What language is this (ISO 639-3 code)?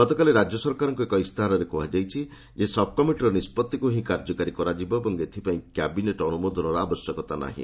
ori